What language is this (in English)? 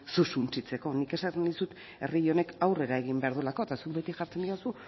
Basque